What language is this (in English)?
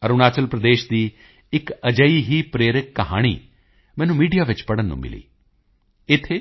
Punjabi